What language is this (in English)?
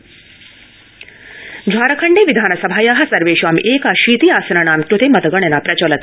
Sanskrit